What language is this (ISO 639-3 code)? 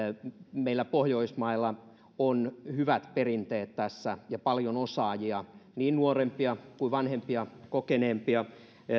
fin